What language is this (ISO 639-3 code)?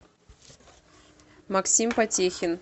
rus